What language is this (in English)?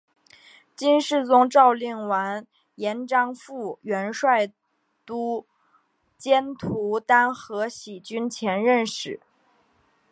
Chinese